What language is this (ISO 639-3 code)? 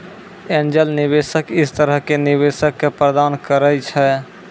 mai